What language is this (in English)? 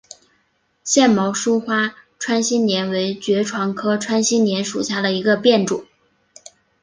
Chinese